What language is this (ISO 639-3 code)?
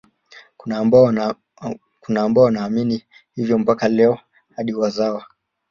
swa